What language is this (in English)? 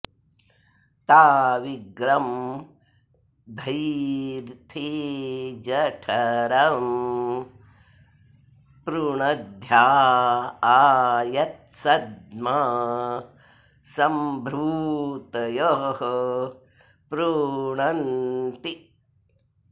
Sanskrit